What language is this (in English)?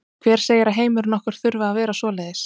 Icelandic